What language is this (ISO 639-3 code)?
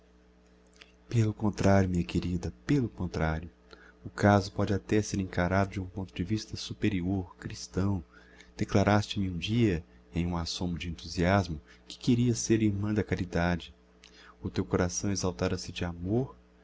por